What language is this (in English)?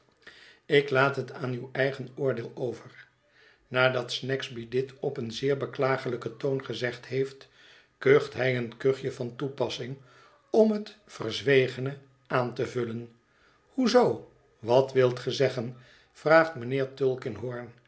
Dutch